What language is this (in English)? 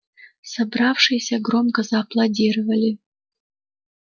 Russian